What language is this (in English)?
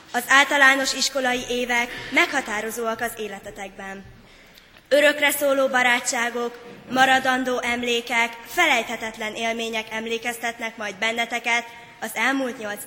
Hungarian